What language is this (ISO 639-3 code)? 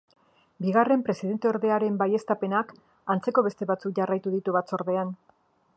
eus